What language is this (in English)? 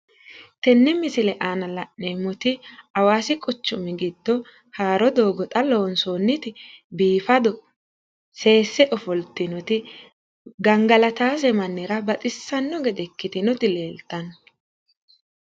Sidamo